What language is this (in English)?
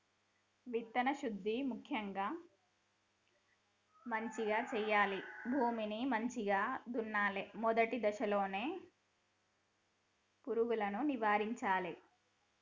Telugu